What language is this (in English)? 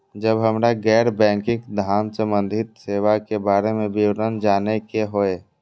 Maithili